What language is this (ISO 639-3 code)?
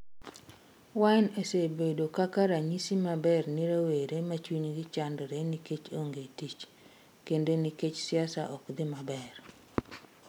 luo